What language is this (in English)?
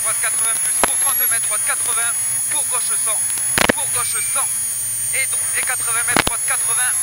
French